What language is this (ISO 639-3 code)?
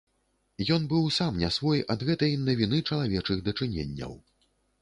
bel